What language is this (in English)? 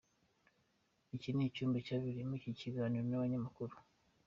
Kinyarwanda